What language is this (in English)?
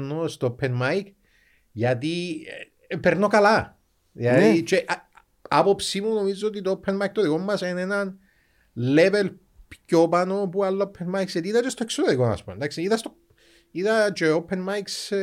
Greek